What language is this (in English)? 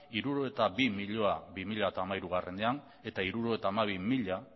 Basque